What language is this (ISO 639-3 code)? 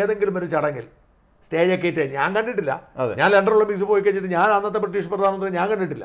mal